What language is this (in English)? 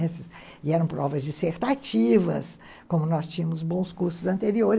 Portuguese